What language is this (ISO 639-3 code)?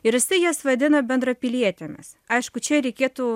lit